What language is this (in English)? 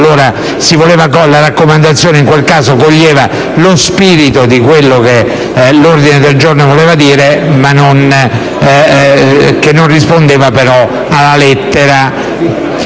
Italian